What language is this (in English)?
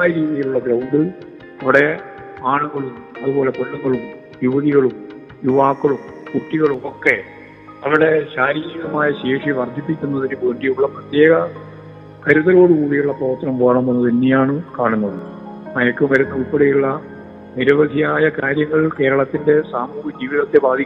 Malayalam